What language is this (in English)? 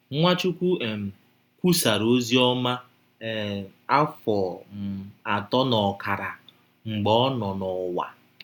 Igbo